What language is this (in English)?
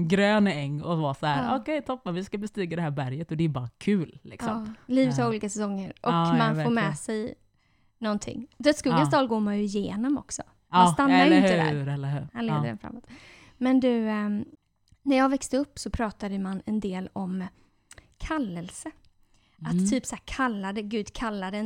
Swedish